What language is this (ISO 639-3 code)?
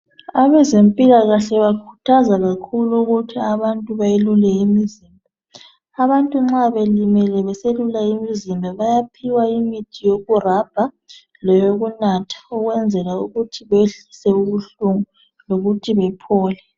nde